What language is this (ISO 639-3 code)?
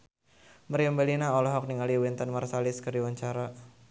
sun